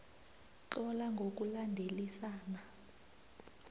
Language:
South Ndebele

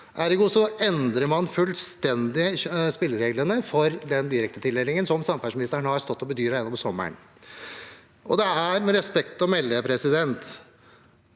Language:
Norwegian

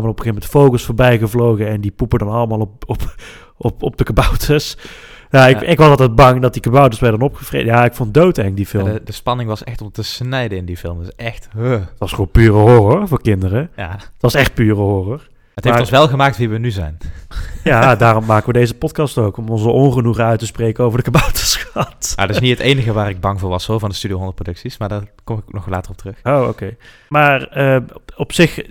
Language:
Dutch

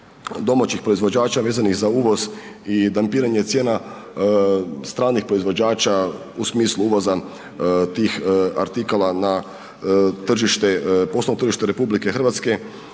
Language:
Croatian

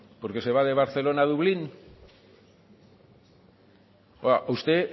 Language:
Spanish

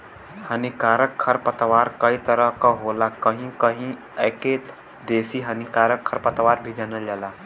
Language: Bhojpuri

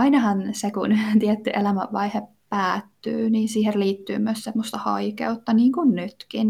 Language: Finnish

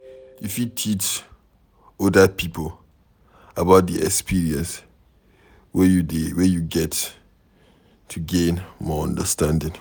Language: Nigerian Pidgin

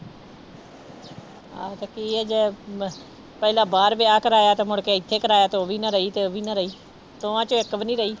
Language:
Punjabi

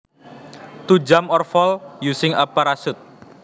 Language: Javanese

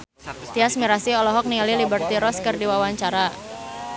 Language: Sundanese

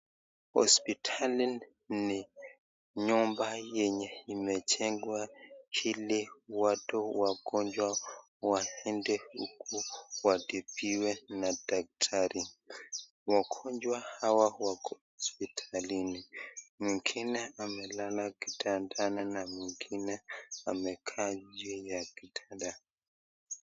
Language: Swahili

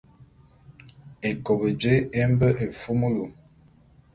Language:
Bulu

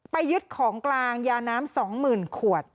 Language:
Thai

